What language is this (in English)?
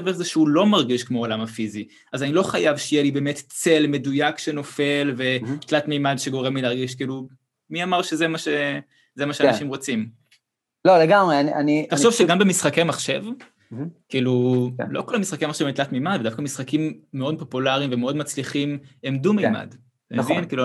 Hebrew